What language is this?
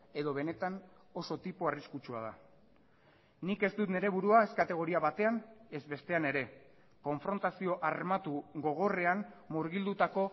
Basque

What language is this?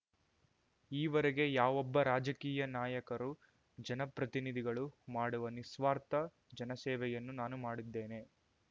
Kannada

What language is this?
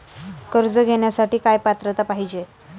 Marathi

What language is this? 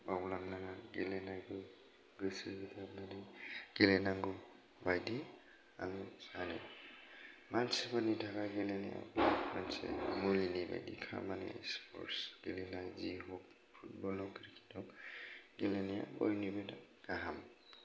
Bodo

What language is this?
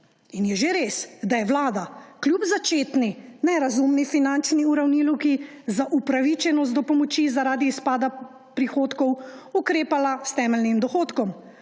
Slovenian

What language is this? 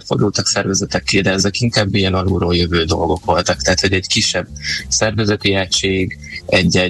Hungarian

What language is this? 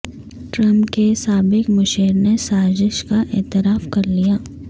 Urdu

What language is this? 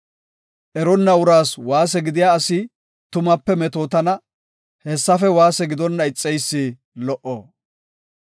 Gofa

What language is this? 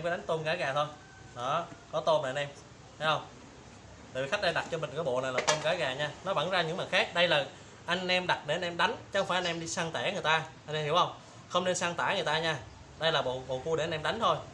Vietnamese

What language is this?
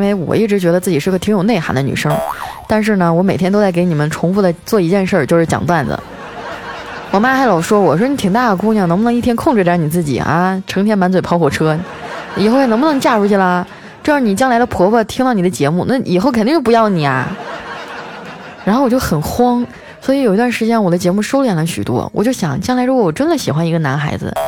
Chinese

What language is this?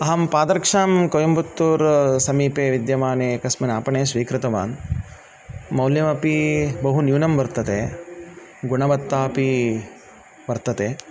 Sanskrit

